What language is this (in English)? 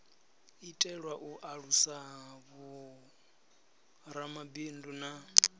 Venda